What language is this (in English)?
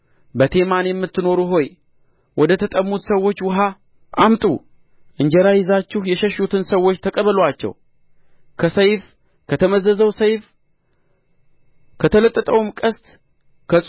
Amharic